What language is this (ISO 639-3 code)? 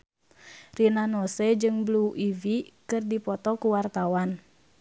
sun